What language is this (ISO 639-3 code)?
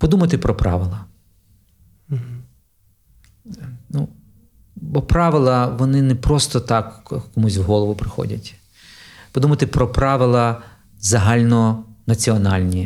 ukr